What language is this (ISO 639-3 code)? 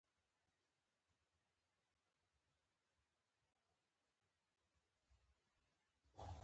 pus